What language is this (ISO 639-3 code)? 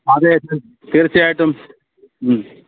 mal